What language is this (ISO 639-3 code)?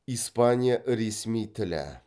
kaz